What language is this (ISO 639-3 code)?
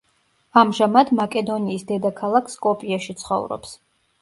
kat